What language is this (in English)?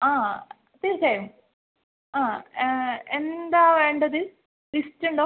Malayalam